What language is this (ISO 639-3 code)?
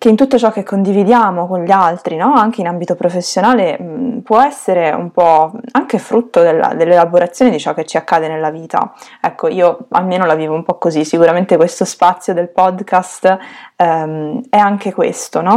ita